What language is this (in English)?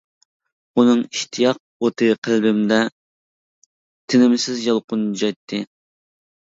Uyghur